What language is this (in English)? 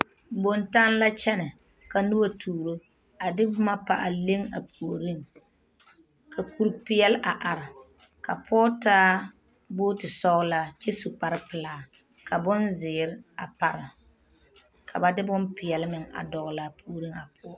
Southern Dagaare